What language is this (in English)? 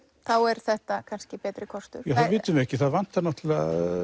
Icelandic